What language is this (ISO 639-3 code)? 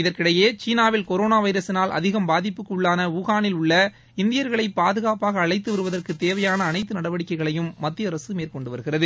tam